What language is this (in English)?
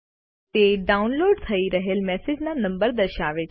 Gujarati